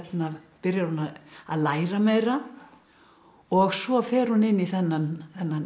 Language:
Icelandic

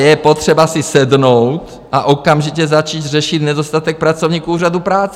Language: Czech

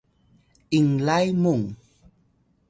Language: Atayal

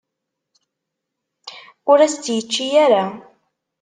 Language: Kabyle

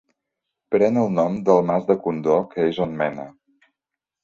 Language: Catalan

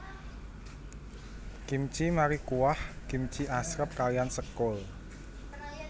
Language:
Javanese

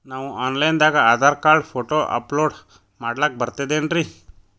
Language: Kannada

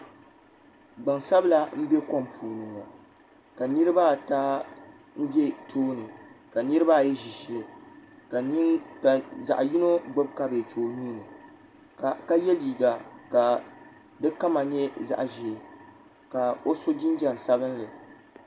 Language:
Dagbani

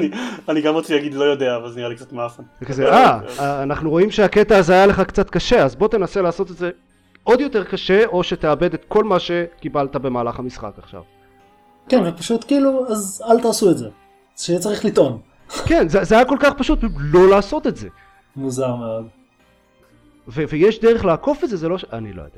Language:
Hebrew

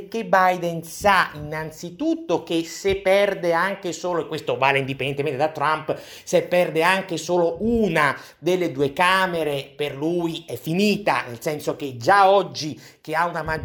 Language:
Italian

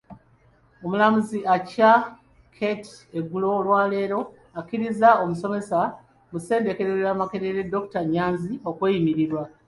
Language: Ganda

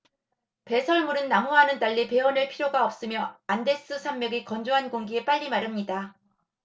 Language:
Korean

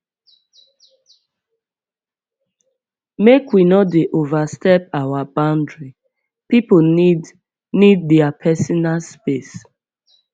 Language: Nigerian Pidgin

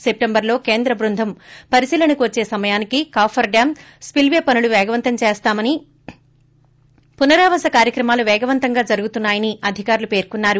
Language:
Telugu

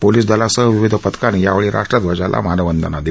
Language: Marathi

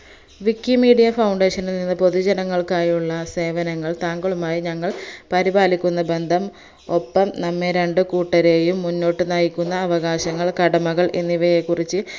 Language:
Malayalam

